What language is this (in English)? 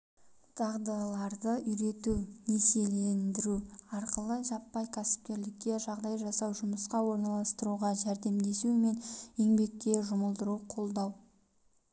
Kazakh